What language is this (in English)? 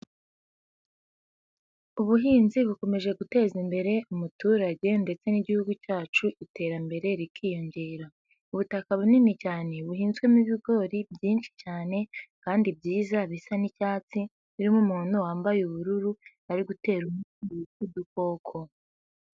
Kinyarwanda